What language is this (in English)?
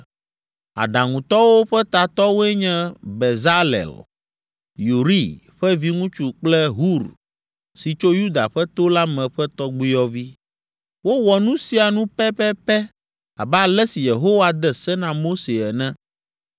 Ewe